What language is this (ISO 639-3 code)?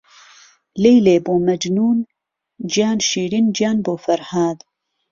ckb